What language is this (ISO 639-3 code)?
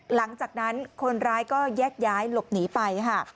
tha